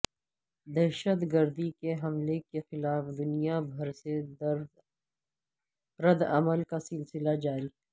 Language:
Urdu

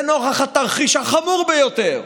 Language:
Hebrew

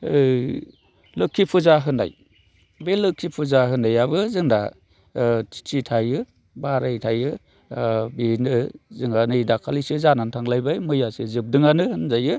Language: Bodo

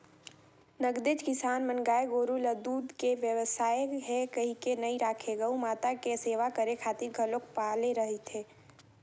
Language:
Chhattisgarhi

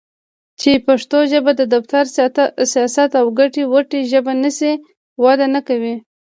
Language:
Pashto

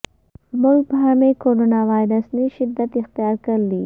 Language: Urdu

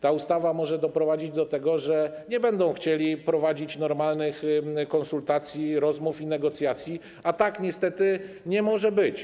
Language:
Polish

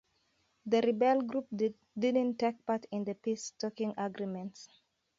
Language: Kalenjin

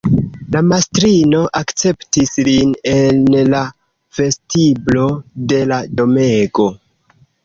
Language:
Esperanto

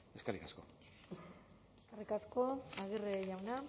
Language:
Basque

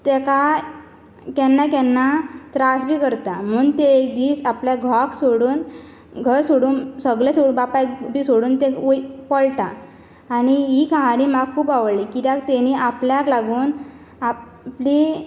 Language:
Konkani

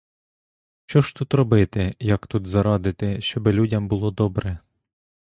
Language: Ukrainian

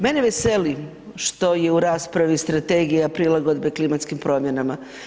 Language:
Croatian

